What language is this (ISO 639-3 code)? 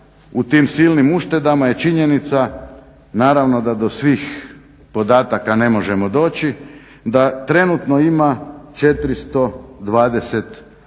hrv